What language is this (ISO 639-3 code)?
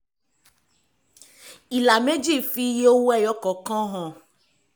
yor